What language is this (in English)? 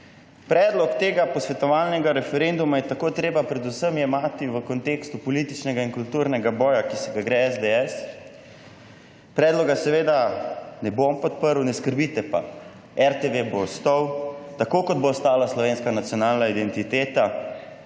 Slovenian